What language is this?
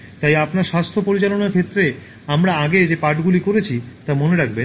Bangla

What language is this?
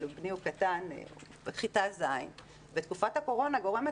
Hebrew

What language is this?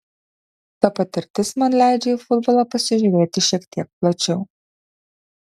Lithuanian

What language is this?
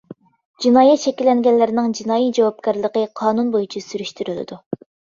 Uyghur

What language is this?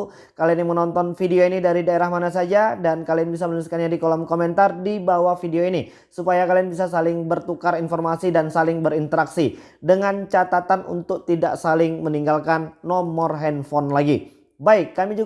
Indonesian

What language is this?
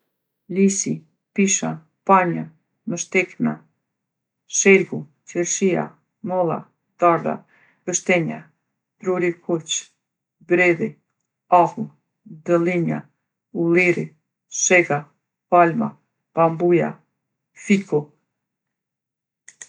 Gheg Albanian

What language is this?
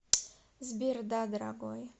Russian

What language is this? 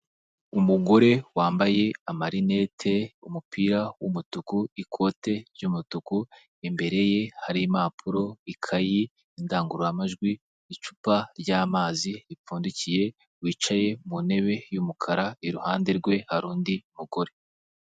Kinyarwanda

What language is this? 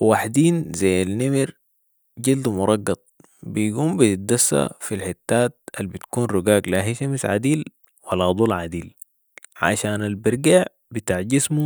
Sudanese Arabic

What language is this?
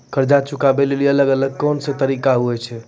Maithili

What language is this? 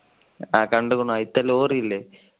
Malayalam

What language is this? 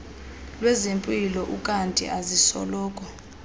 Xhosa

